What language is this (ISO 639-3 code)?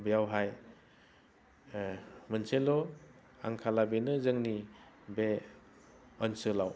brx